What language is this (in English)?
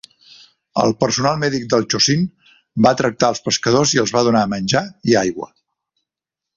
Catalan